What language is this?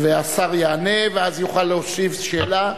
Hebrew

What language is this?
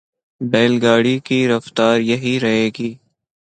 Urdu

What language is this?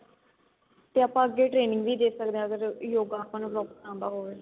Punjabi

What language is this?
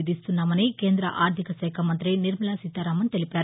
Telugu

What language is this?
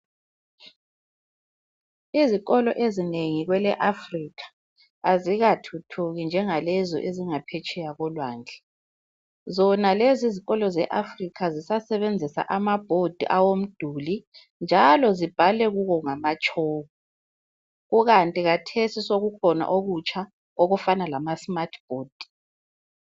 North Ndebele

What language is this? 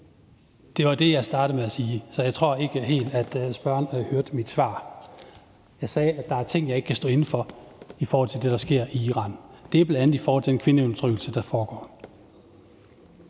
Danish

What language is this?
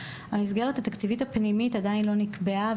Hebrew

